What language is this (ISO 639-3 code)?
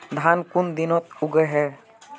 mag